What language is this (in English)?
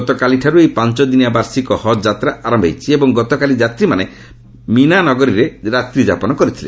Odia